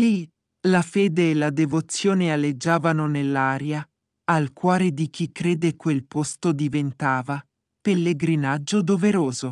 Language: Italian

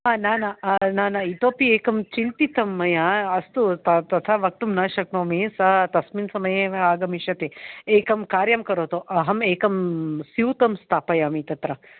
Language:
Sanskrit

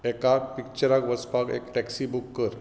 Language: Konkani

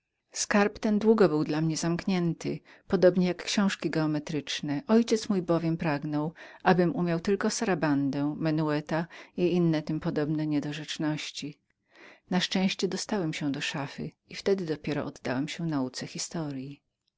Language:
Polish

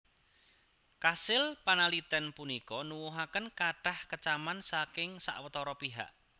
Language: Javanese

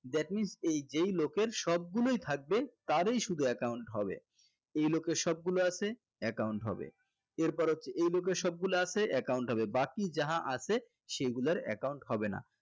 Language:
Bangla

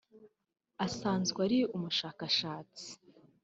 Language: Kinyarwanda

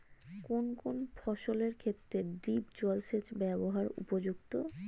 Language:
Bangla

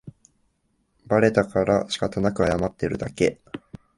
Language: Japanese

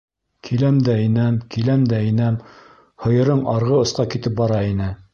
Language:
Bashkir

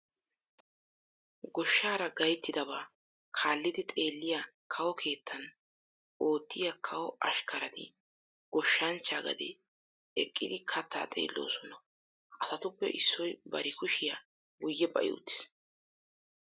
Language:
Wolaytta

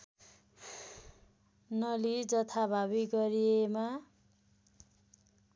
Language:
Nepali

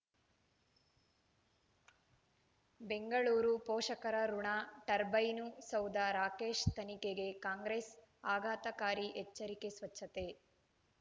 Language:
Kannada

